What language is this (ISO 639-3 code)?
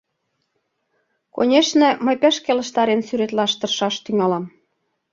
chm